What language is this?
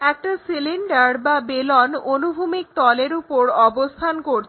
Bangla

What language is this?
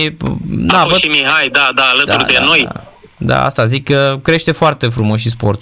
Romanian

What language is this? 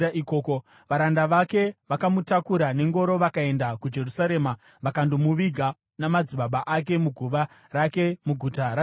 Shona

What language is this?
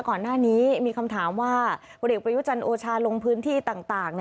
Thai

